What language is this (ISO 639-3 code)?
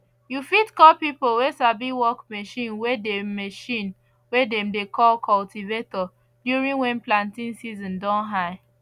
pcm